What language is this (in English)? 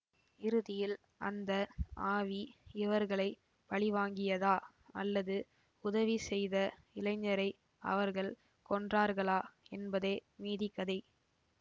Tamil